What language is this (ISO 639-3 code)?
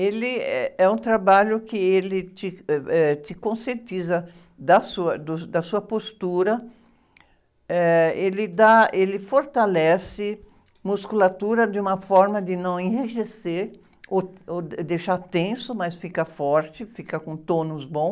por